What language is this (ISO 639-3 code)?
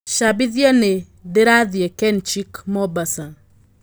kik